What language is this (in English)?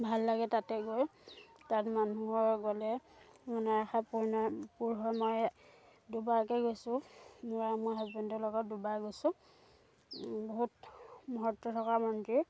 Assamese